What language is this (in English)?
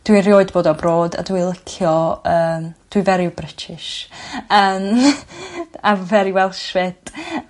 Welsh